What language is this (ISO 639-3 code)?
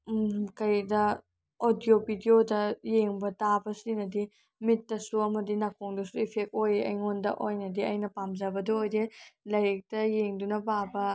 mni